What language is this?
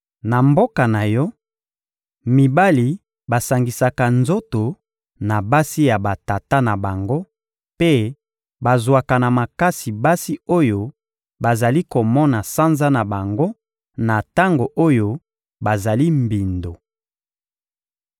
Lingala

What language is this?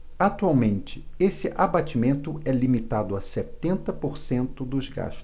Portuguese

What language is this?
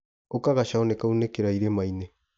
Kikuyu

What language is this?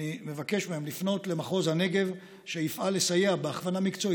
Hebrew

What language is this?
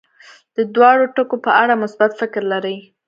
Pashto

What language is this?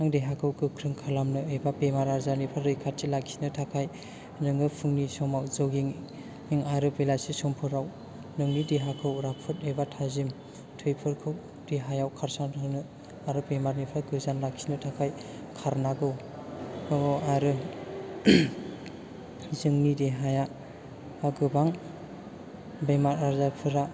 Bodo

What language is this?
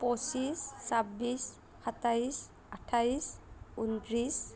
Assamese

